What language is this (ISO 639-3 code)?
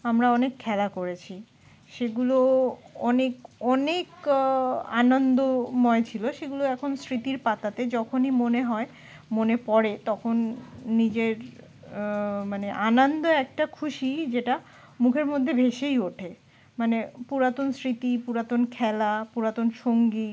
ben